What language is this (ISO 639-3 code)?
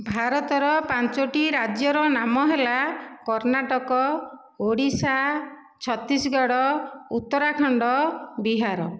ori